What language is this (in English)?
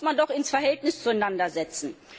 German